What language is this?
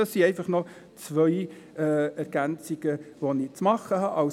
Swiss German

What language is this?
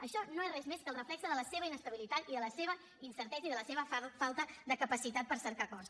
Catalan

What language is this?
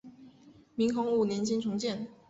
Chinese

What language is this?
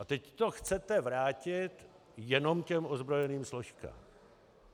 Czech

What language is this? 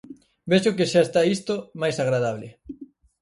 Galician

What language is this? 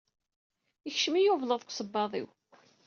Kabyle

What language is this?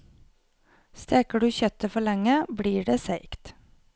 Norwegian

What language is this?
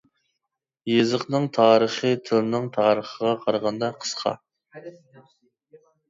Uyghur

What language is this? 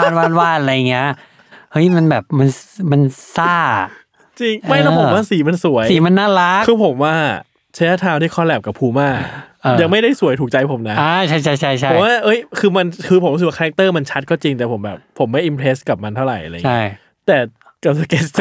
Thai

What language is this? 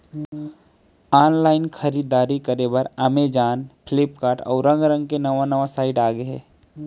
Chhattisgarhi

